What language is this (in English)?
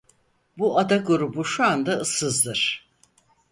Turkish